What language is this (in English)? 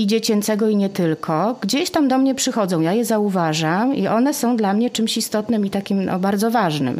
Polish